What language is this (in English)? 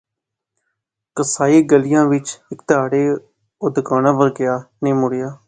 Pahari-Potwari